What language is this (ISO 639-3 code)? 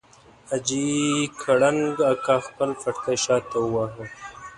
pus